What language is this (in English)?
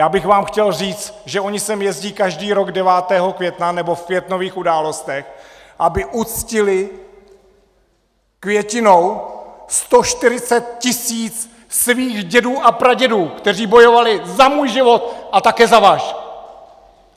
Czech